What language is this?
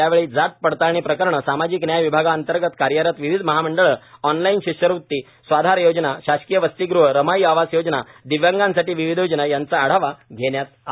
Marathi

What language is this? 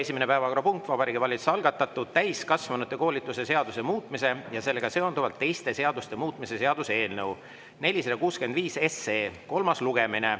Estonian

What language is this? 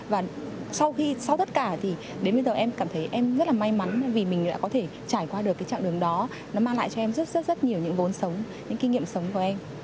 Vietnamese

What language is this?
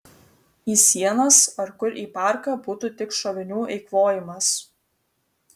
Lithuanian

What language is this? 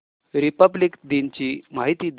Marathi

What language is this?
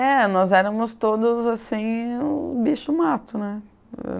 Portuguese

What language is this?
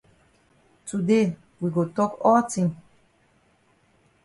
Cameroon Pidgin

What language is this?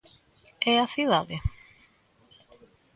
Galician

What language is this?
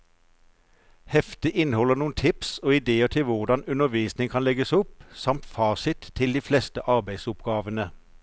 Norwegian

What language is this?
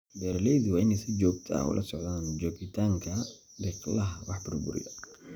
Somali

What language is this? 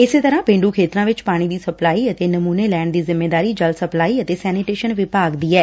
Punjabi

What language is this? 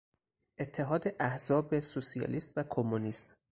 Persian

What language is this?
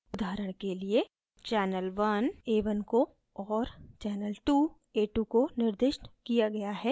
Hindi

